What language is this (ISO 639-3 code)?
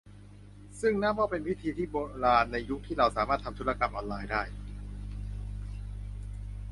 tha